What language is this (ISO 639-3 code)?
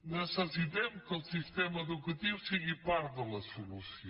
cat